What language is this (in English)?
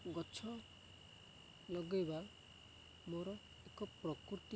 Odia